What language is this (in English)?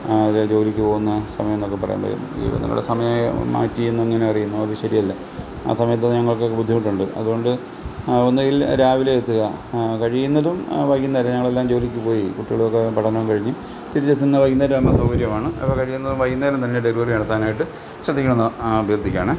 Malayalam